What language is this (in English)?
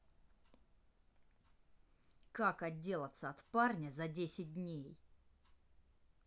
Russian